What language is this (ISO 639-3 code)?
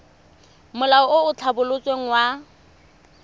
tsn